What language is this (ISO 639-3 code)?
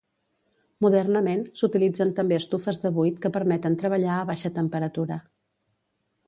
cat